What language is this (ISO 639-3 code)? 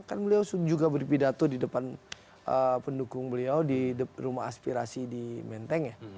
ind